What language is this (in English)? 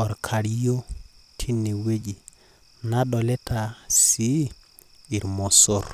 Masai